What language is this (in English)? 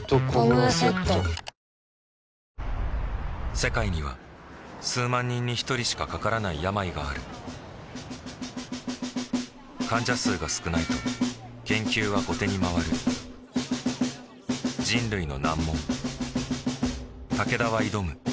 Japanese